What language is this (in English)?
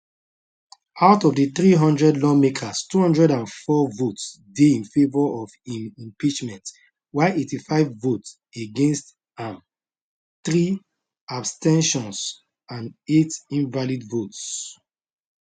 Nigerian Pidgin